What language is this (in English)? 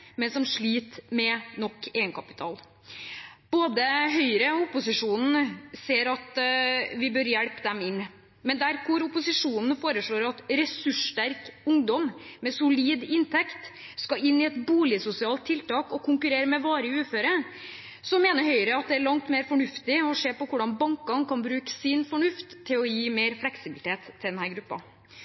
Norwegian Bokmål